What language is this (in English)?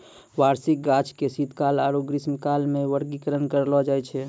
Maithili